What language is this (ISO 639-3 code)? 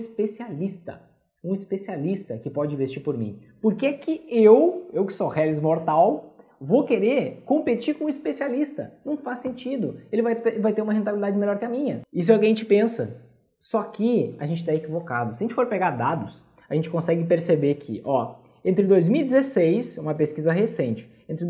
por